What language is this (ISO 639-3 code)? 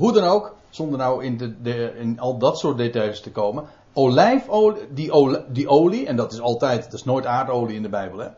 nld